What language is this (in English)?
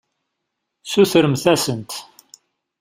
Kabyle